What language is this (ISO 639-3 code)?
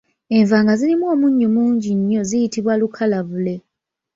lug